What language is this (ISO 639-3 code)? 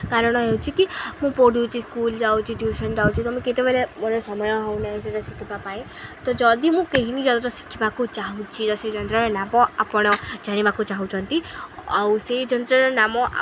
ori